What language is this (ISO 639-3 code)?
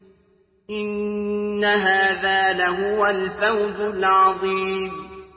ara